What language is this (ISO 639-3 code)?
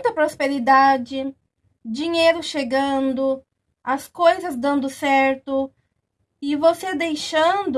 por